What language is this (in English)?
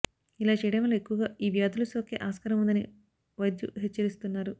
Telugu